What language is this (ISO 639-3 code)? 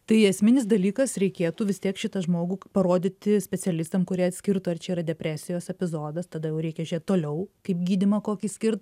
lit